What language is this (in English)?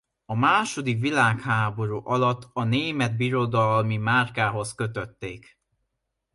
Hungarian